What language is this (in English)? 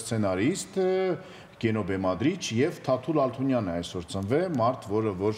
Romanian